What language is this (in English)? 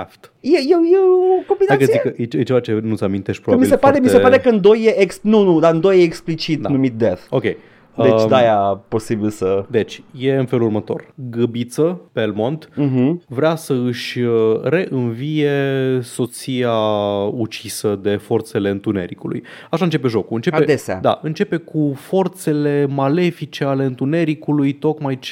Romanian